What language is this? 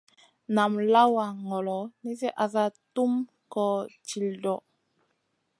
Masana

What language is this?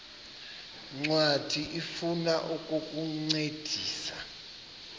Xhosa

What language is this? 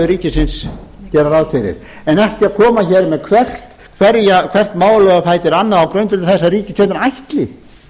Icelandic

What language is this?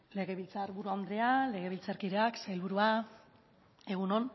Basque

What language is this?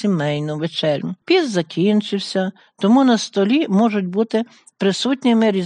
Ukrainian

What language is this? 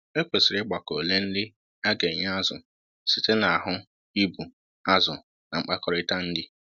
Igbo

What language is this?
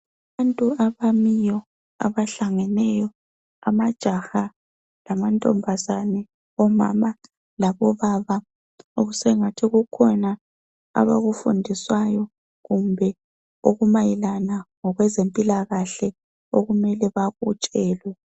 North Ndebele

